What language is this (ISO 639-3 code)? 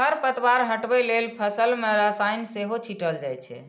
mai